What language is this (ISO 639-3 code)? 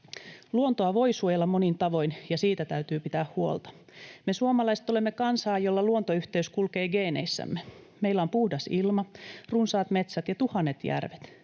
fin